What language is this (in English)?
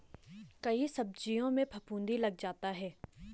Hindi